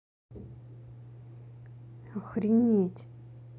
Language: Russian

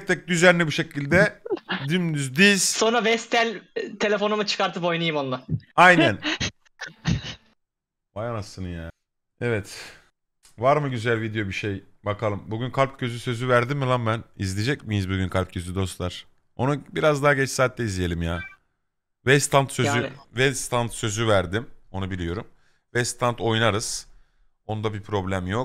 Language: Turkish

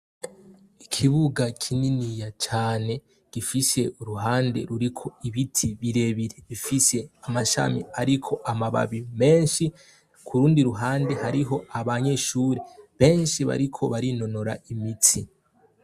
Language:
Rundi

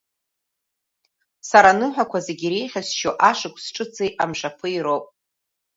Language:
Abkhazian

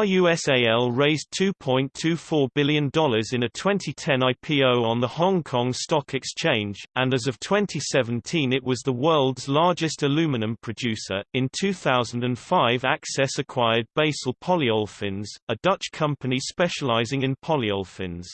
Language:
English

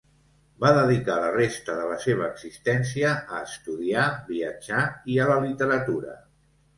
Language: Catalan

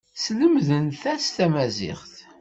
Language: Kabyle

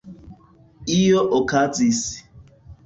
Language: Esperanto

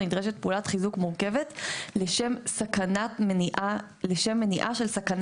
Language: Hebrew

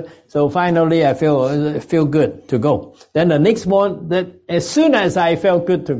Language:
English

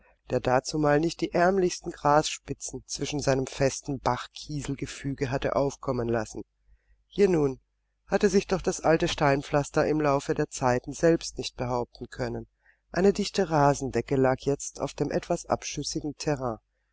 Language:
German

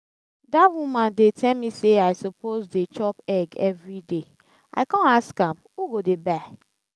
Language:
Nigerian Pidgin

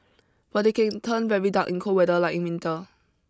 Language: English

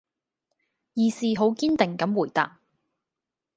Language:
Cantonese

